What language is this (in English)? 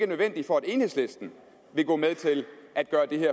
Danish